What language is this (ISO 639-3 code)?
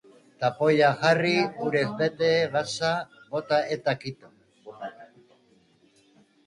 eus